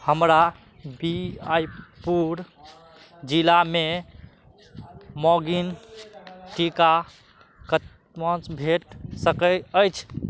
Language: Maithili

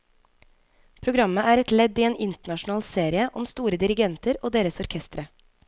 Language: Norwegian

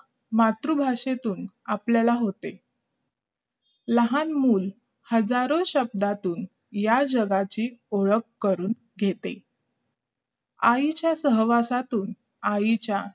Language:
Marathi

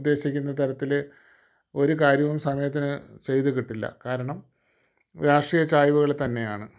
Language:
Malayalam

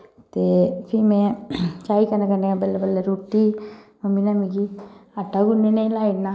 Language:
Dogri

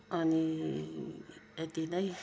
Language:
Nepali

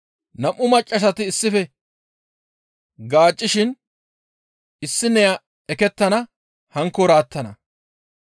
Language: Gamo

